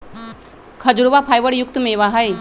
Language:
Magahi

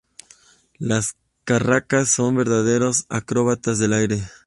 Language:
Spanish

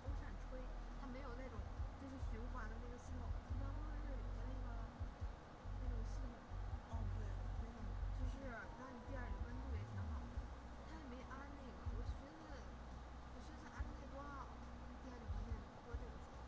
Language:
Chinese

